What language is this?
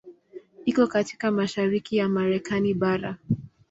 Swahili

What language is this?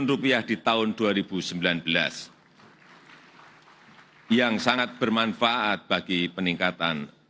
Indonesian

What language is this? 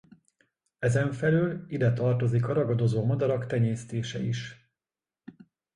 Hungarian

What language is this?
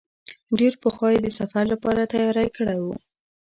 Pashto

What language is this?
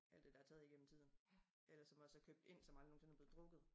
Danish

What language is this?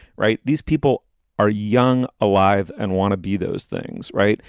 English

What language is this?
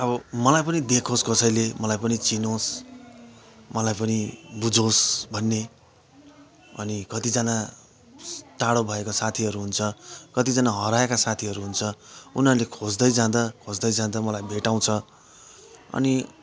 Nepali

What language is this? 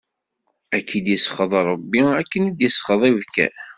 Kabyle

